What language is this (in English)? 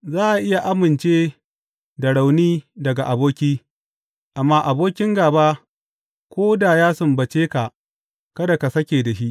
Hausa